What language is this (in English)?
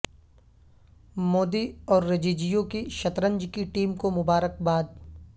Urdu